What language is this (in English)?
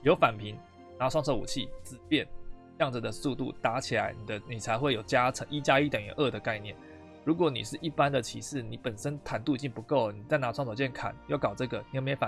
Chinese